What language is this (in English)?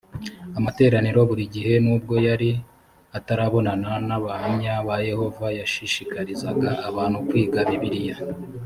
Kinyarwanda